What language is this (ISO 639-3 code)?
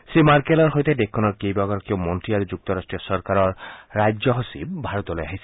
asm